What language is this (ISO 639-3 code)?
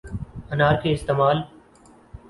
urd